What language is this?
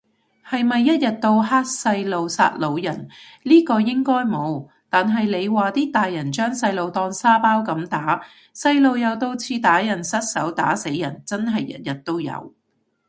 Cantonese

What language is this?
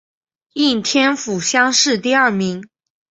Chinese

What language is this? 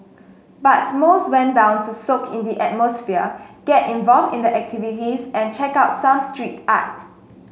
English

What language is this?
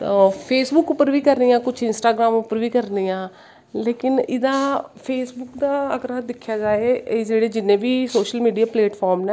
Dogri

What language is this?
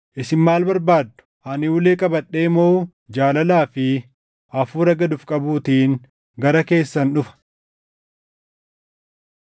Oromo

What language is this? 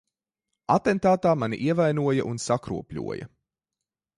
Latvian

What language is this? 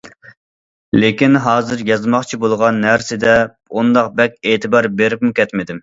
Uyghur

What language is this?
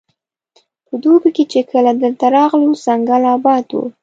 Pashto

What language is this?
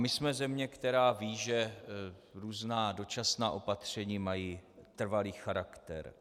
Czech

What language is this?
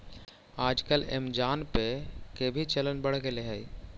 Magahi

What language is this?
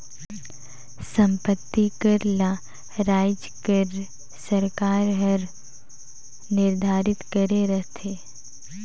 Chhattisgarhi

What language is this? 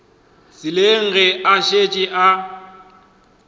Northern Sotho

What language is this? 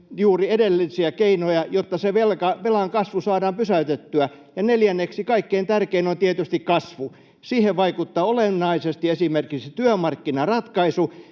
Finnish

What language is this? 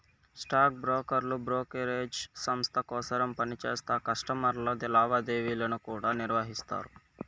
Telugu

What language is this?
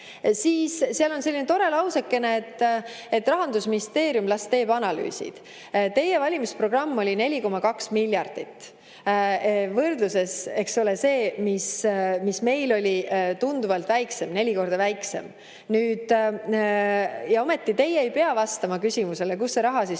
Estonian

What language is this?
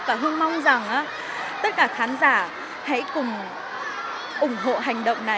Vietnamese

